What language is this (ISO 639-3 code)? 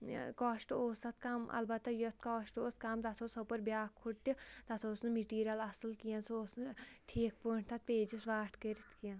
kas